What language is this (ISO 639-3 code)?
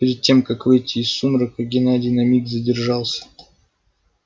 rus